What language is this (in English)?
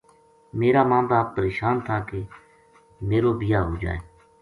Gujari